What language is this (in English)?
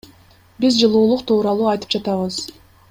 Kyrgyz